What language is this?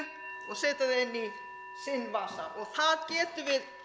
Icelandic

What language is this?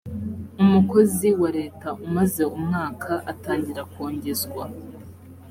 Kinyarwanda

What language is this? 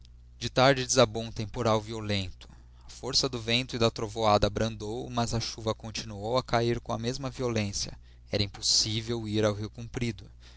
Portuguese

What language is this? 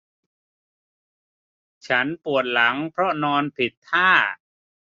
Thai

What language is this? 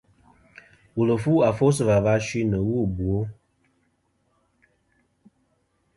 Kom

